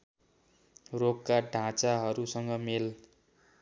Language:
Nepali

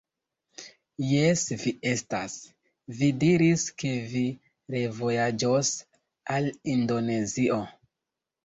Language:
Esperanto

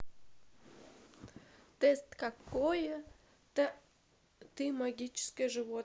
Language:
Russian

